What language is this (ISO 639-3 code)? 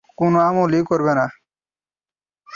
ben